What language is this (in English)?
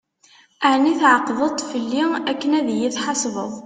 Kabyle